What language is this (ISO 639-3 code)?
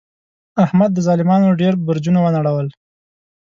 pus